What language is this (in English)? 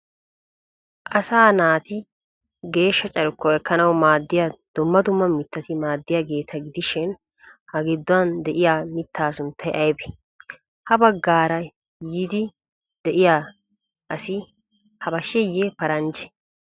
Wolaytta